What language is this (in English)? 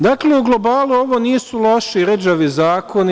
Serbian